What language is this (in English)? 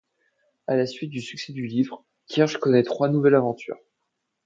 French